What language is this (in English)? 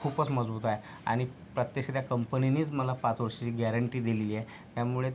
Marathi